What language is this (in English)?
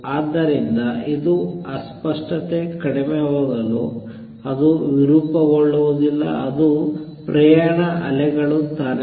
Kannada